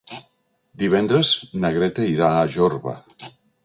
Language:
Catalan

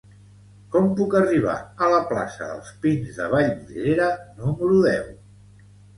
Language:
Catalan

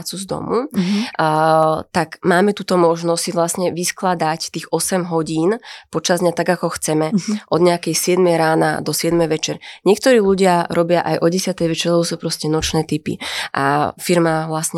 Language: Slovak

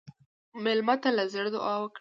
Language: Pashto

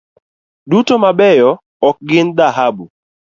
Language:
Luo (Kenya and Tanzania)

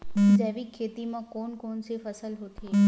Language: Chhattisgarhi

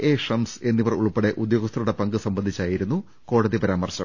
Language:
Malayalam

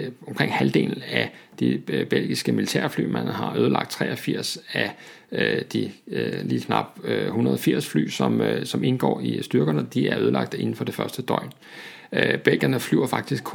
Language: Danish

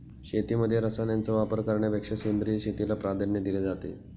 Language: Marathi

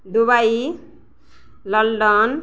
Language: Odia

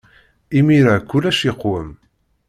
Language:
Kabyle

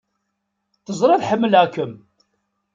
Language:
Kabyle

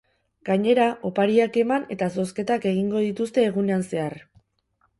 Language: Basque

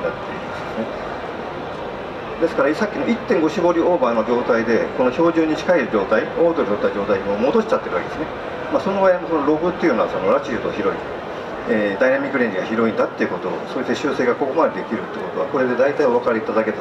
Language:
Japanese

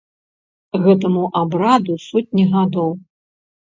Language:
Belarusian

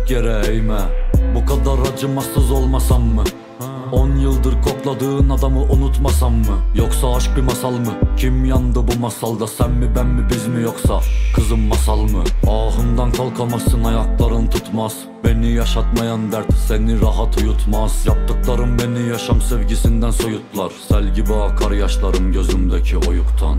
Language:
Turkish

